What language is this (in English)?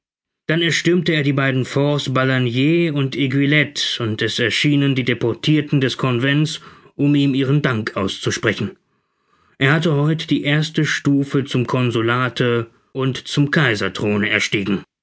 German